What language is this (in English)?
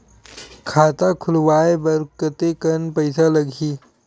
Chhattisgarhi